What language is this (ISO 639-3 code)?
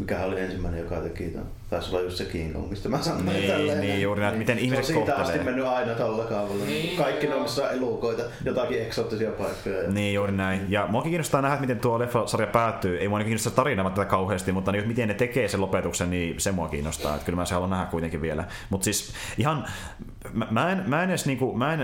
fin